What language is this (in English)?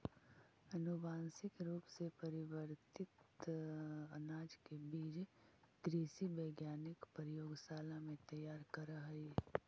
Magahi